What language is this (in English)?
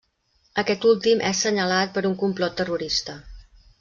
Catalan